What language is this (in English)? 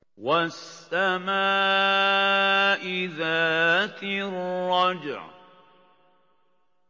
Arabic